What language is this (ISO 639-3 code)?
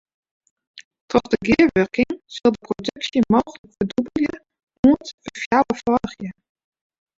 fry